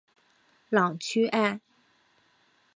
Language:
Chinese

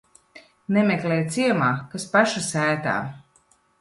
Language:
Latvian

